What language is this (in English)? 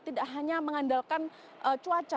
Indonesian